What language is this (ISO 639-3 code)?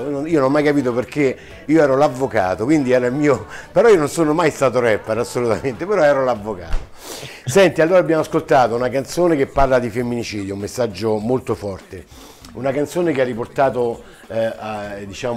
ita